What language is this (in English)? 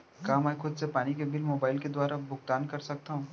Chhattisgarhi